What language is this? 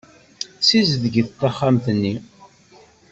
Kabyle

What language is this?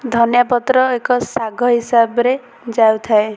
Odia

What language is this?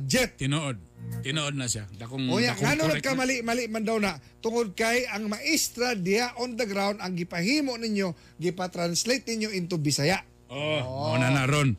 Filipino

